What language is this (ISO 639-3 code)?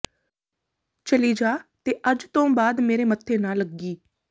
pan